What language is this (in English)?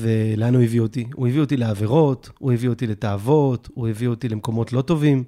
Hebrew